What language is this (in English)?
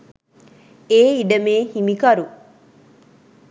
Sinhala